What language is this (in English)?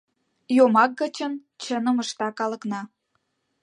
Mari